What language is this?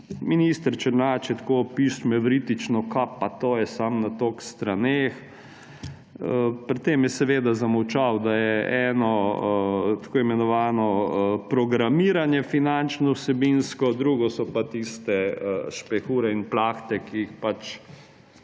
Slovenian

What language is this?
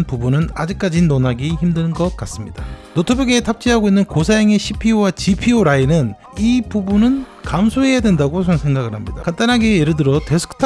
Korean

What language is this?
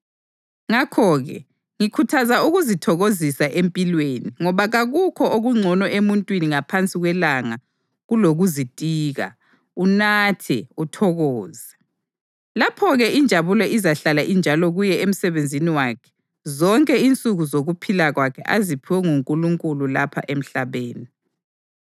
North Ndebele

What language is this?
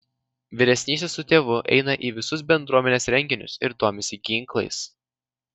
Lithuanian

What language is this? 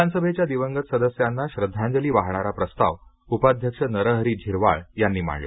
Marathi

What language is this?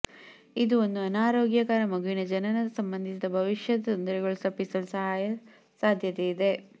Kannada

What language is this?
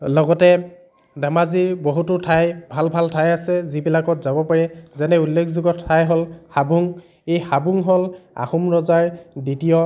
Assamese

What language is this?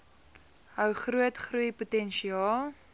Afrikaans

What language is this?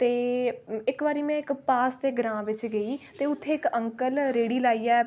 Dogri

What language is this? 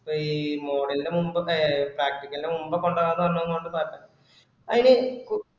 Malayalam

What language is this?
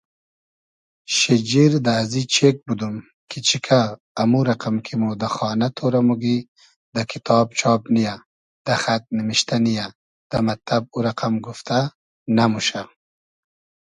Hazaragi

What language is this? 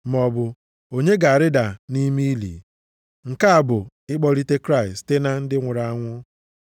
Igbo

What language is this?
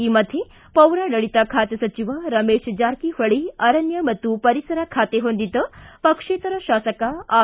Kannada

